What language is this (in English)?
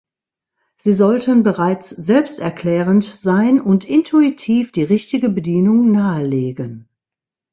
German